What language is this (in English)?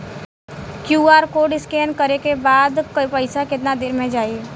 Bhojpuri